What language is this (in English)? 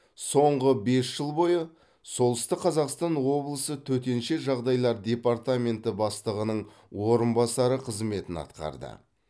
Kazakh